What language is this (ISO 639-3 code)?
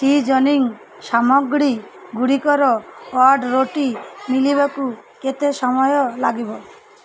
ori